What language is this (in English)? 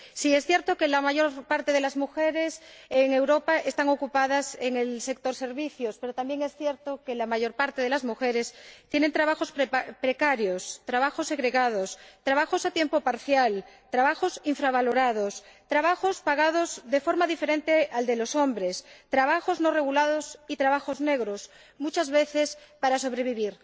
Spanish